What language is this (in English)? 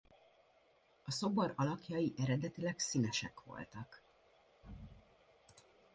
Hungarian